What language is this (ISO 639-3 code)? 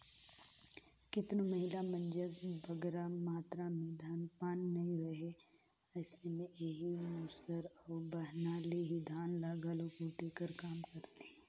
hne